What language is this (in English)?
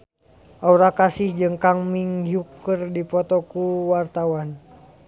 Sundanese